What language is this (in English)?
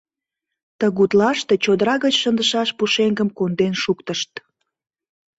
Mari